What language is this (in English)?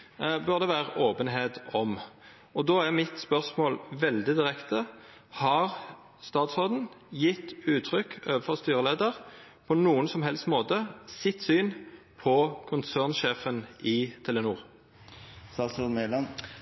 Norwegian Nynorsk